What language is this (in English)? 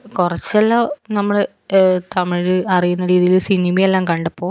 Malayalam